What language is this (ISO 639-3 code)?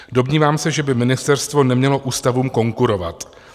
ces